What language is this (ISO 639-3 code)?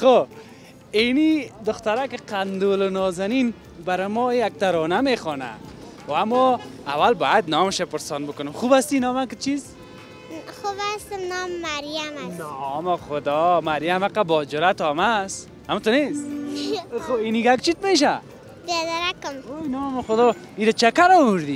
fas